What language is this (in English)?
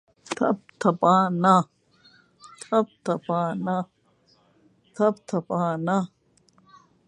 Urdu